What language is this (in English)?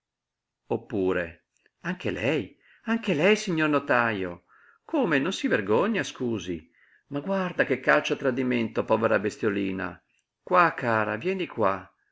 Italian